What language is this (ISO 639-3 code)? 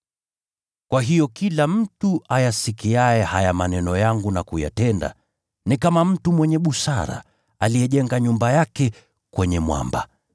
swa